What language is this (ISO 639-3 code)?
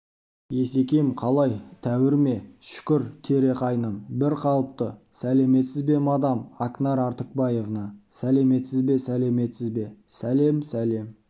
kaz